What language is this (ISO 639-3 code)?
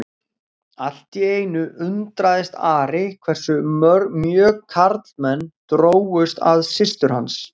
isl